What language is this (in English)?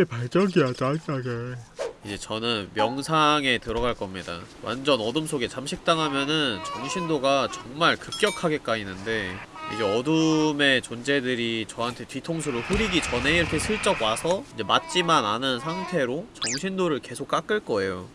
Korean